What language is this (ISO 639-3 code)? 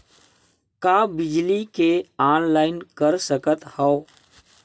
hne